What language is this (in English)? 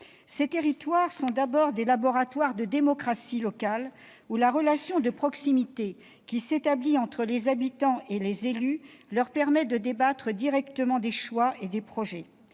French